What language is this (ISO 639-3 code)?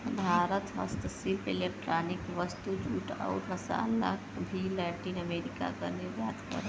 bho